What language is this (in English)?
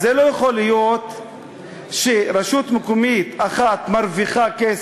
Hebrew